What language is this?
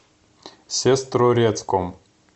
Russian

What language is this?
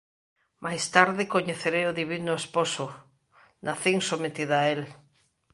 Galician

